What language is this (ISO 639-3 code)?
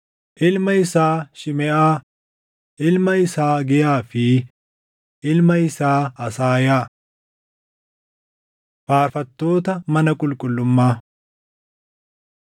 orm